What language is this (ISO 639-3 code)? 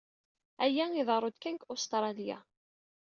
kab